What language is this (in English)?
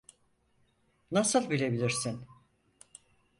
Turkish